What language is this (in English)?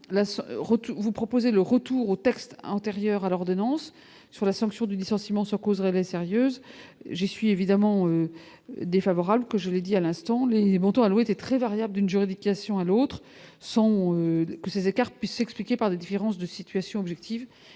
French